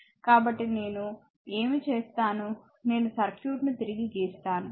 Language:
Telugu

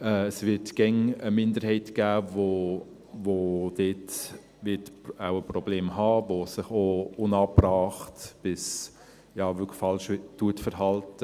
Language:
Swiss German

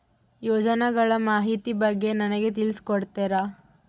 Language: Kannada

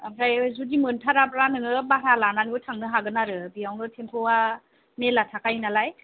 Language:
Bodo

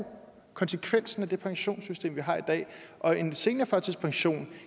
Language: Danish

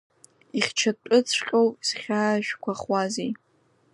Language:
Abkhazian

